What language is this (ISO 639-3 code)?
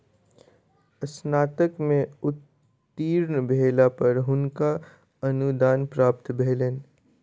mai